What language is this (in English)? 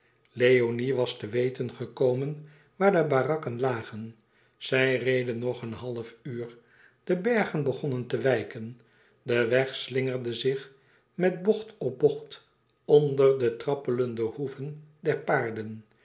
Dutch